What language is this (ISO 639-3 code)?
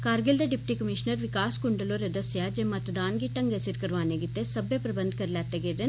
doi